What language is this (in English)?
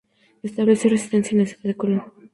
Spanish